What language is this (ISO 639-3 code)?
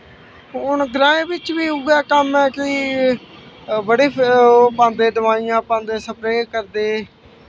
doi